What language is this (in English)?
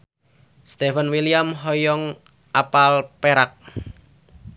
Sundanese